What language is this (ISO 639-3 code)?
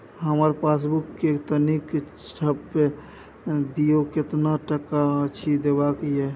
mai